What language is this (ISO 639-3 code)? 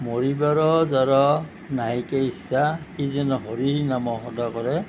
asm